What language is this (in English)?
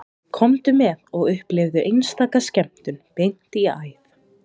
Icelandic